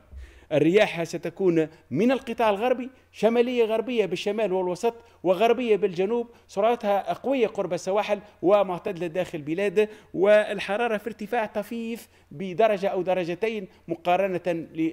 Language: Arabic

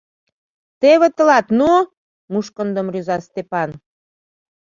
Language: Mari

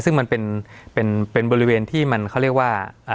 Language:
Thai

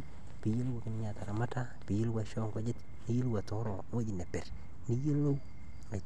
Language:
Masai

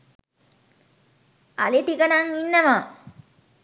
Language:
Sinhala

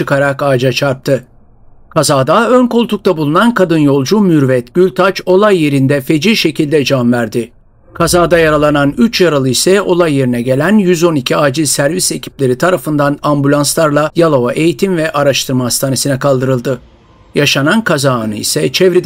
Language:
Turkish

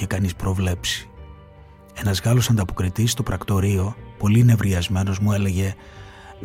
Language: Greek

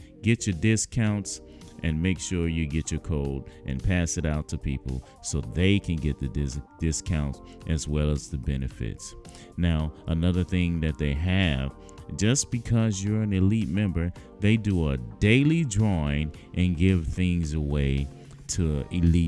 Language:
English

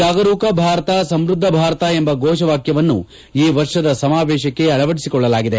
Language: Kannada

